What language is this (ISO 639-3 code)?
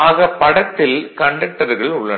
tam